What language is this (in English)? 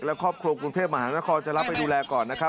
Thai